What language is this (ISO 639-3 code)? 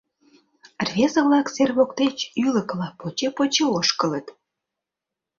chm